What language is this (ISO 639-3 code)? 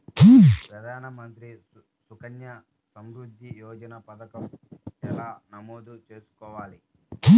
tel